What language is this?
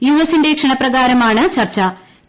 Malayalam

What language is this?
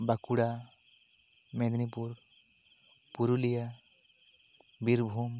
Santali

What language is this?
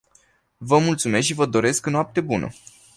Romanian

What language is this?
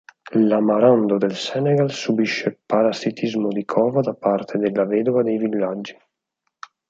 Italian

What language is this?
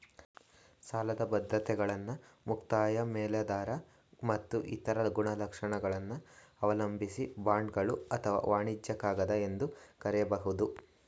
Kannada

